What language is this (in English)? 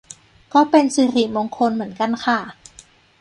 Thai